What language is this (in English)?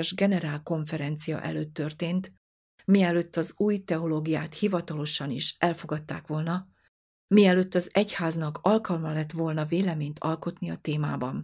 Hungarian